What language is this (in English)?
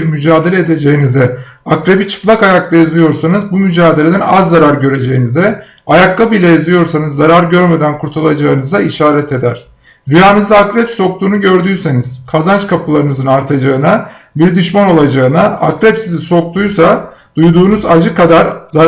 Turkish